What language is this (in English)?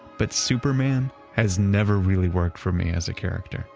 English